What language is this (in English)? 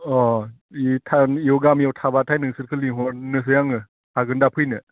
Bodo